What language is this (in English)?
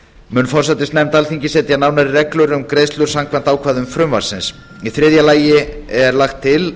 Icelandic